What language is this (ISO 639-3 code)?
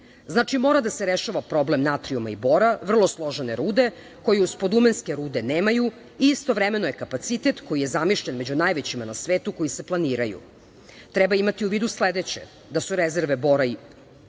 srp